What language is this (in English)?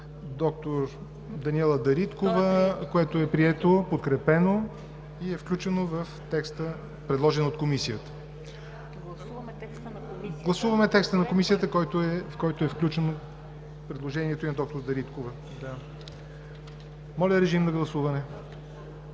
Bulgarian